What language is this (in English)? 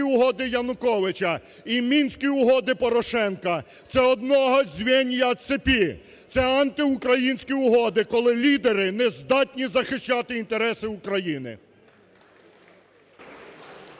Ukrainian